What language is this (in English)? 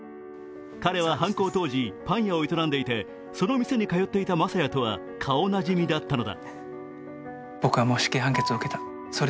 Japanese